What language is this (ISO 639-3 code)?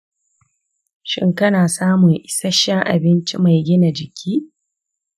hau